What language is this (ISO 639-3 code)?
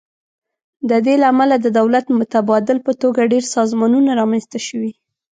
pus